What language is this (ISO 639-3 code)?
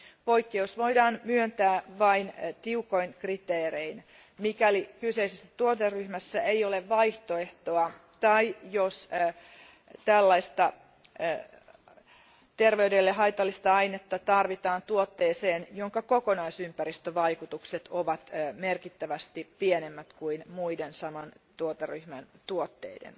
fin